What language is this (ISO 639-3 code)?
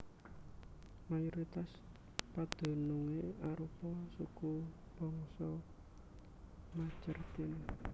jav